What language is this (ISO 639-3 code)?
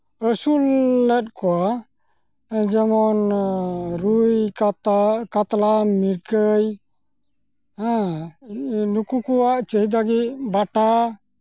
sat